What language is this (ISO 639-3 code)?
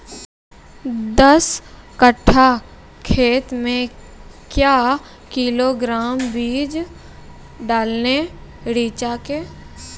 mai